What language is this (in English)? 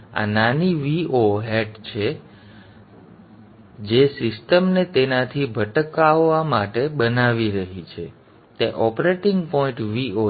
Gujarati